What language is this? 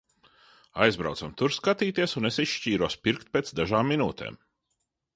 Latvian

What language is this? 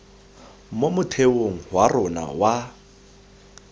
Tswana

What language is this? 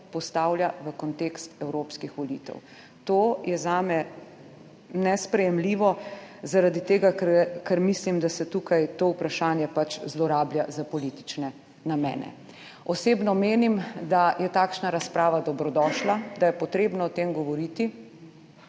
Slovenian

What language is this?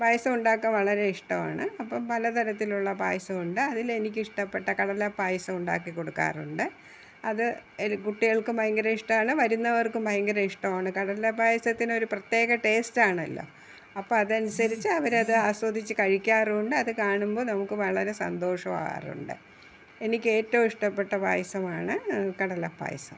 Malayalam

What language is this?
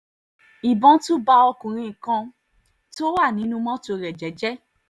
Yoruba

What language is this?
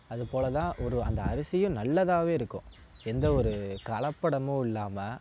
Tamil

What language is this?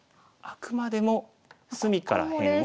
Japanese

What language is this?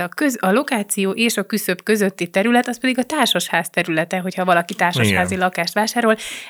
Hungarian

